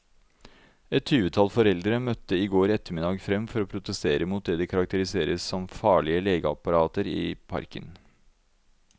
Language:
Norwegian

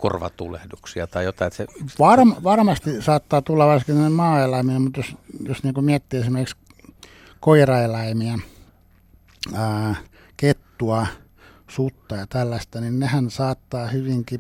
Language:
Finnish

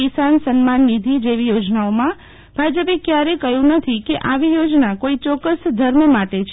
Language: Gujarati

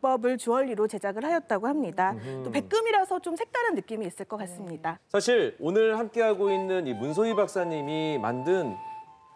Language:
Korean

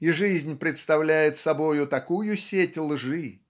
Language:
Russian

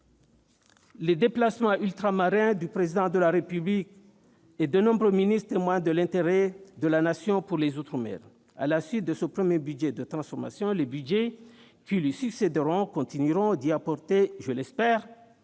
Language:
French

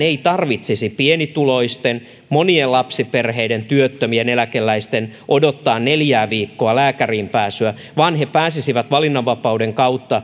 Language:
Finnish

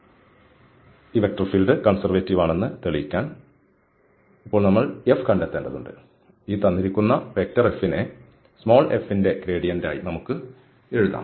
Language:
Malayalam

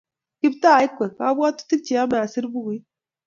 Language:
Kalenjin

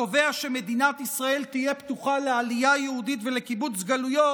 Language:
Hebrew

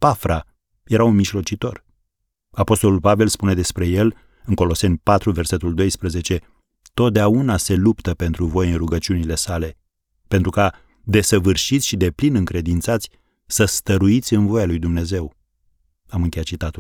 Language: Romanian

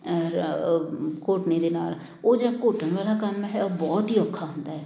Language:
Punjabi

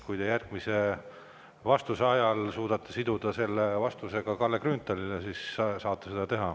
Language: Estonian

